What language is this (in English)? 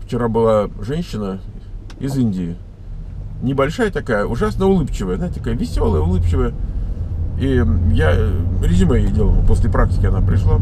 Russian